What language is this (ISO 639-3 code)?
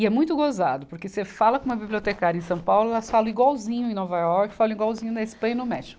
por